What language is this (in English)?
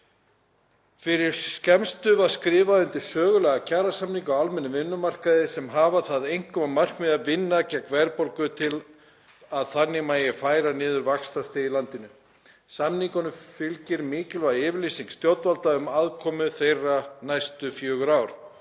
Icelandic